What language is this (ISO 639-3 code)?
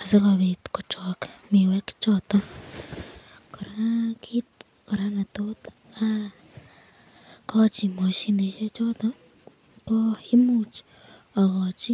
kln